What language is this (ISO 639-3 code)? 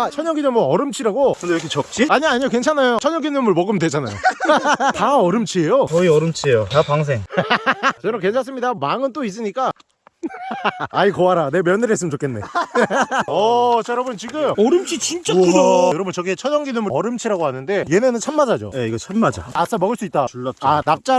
kor